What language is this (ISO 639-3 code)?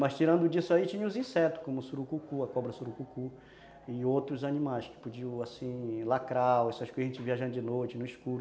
por